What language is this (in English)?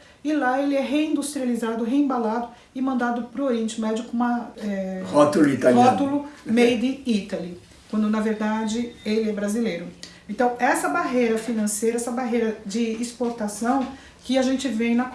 Portuguese